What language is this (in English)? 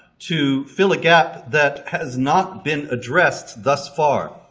English